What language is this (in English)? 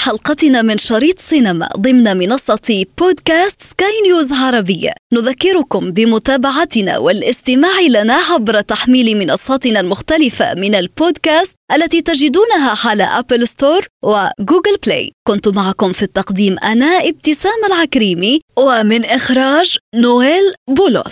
Arabic